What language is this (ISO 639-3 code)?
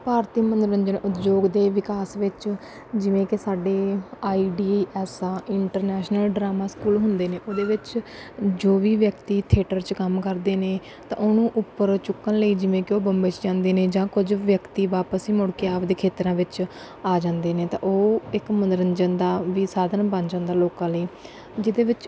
pan